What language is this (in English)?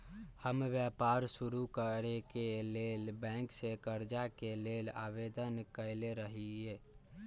Magahi